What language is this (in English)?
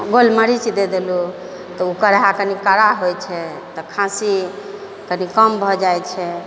Maithili